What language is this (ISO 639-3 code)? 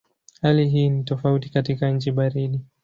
swa